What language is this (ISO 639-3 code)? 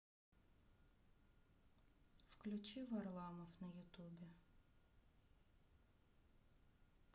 rus